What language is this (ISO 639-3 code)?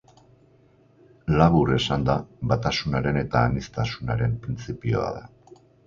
eus